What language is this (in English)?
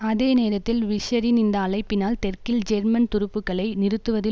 Tamil